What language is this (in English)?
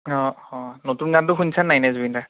Assamese